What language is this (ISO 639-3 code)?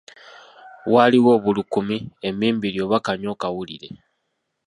lug